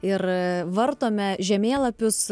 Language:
Lithuanian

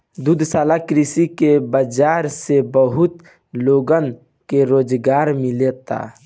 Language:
Bhojpuri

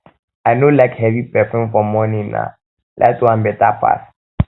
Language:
Nigerian Pidgin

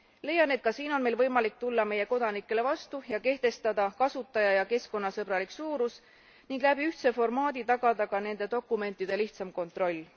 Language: Estonian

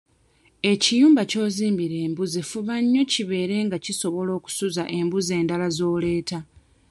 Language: Ganda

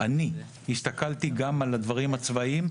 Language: Hebrew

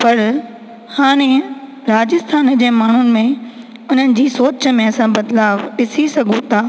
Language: Sindhi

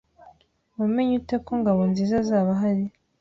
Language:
Kinyarwanda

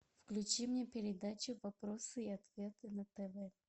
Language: Russian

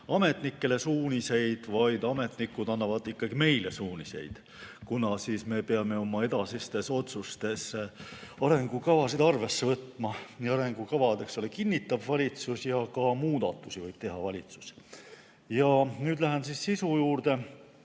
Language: Estonian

